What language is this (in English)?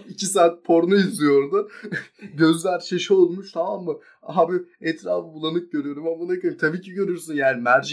Turkish